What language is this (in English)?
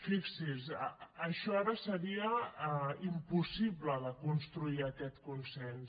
Catalan